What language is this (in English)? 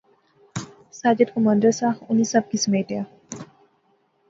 Pahari-Potwari